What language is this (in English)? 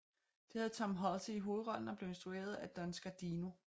Danish